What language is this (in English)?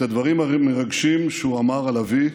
Hebrew